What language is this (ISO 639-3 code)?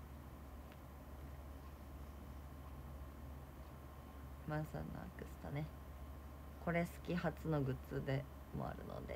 jpn